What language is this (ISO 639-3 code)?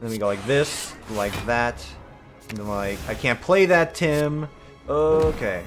eng